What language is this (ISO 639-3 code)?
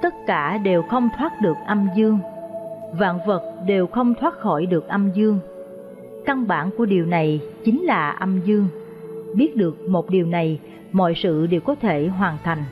vie